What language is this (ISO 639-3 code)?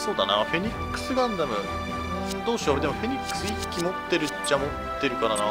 jpn